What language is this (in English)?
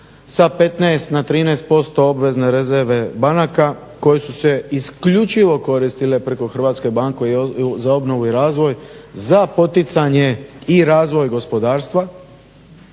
Croatian